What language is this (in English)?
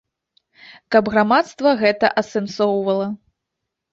Belarusian